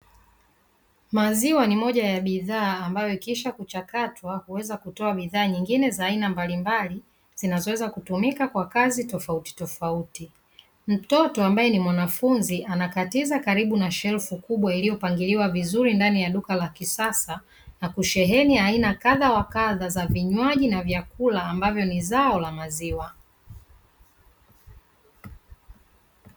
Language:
Swahili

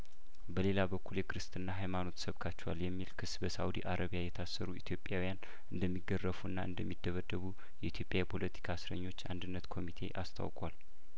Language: Amharic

